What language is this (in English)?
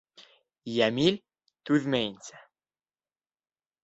Bashkir